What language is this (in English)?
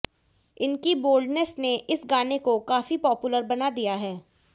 Hindi